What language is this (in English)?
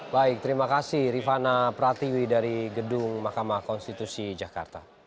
Indonesian